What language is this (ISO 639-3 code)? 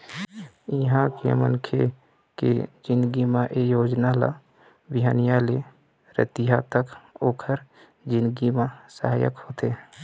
hne